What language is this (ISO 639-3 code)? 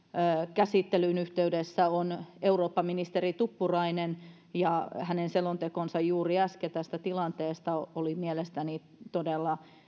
fin